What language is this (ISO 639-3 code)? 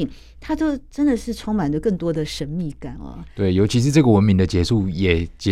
zho